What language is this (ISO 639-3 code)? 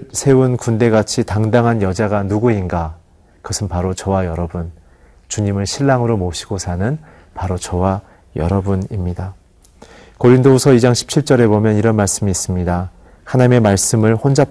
kor